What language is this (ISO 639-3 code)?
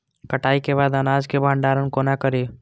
mai